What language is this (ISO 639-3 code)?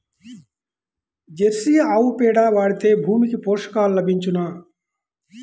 tel